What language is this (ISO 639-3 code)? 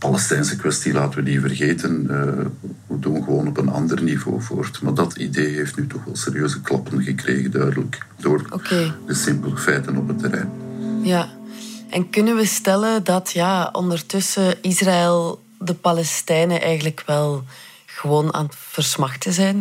nld